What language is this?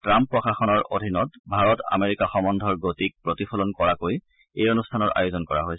Assamese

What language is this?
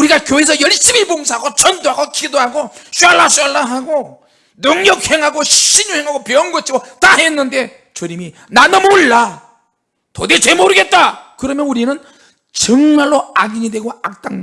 Korean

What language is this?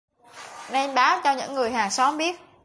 Vietnamese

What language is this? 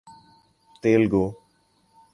Urdu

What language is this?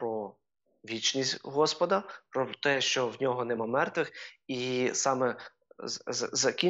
Ukrainian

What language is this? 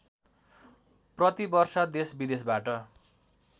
Nepali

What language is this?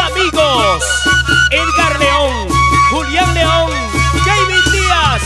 Spanish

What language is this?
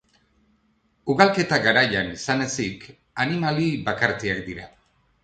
Basque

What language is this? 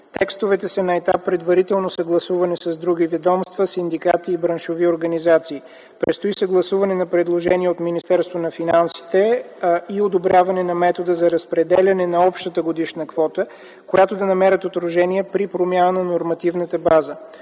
Bulgarian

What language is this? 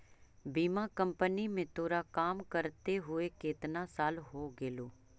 Magahi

